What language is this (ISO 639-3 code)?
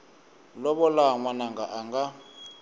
tso